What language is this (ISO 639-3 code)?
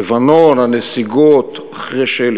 heb